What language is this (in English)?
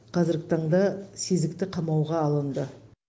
Kazakh